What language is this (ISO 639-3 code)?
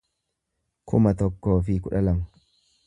orm